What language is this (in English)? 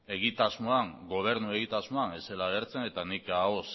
Basque